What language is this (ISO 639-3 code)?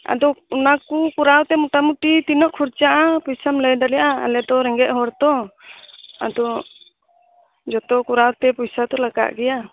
sat